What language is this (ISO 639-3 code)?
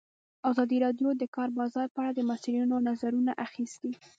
pus